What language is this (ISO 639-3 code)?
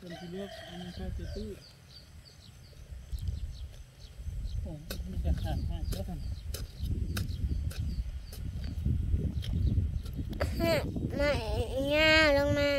tha